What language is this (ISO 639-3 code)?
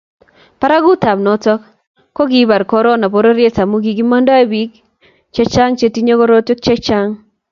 kln